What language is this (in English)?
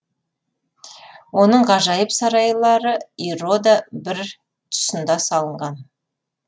Kazakh